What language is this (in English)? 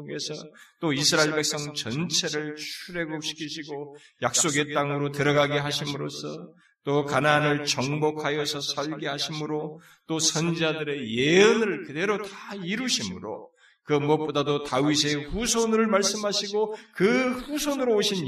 Korean